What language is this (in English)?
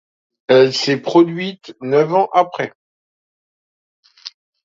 French